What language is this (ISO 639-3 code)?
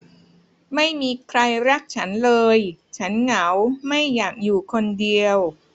tha